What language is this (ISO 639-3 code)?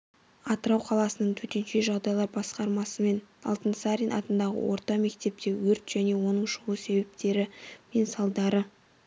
kaz